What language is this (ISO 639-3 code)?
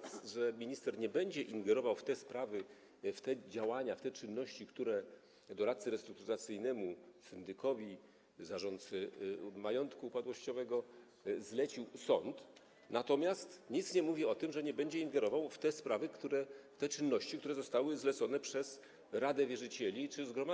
pol